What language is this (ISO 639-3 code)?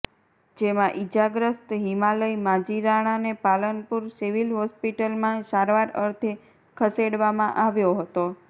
guj